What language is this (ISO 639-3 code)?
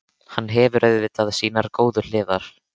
isl